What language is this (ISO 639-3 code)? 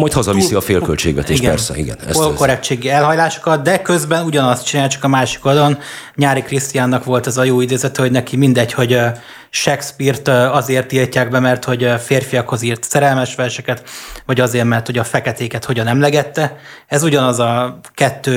hun